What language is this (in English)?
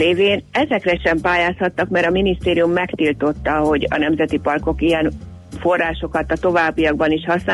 Hungarian